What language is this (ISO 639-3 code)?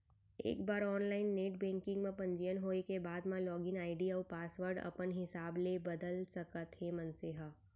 hne